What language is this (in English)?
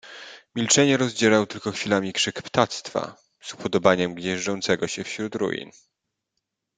Polish